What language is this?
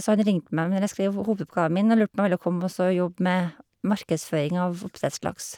Norwegian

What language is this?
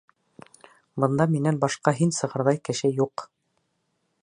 Bashkir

